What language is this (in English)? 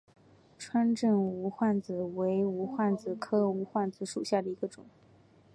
Chinese